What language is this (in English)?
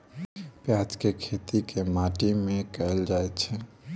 Maithili